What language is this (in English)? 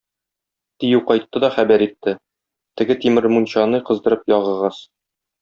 Tatar